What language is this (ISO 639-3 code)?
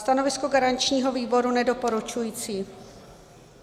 ces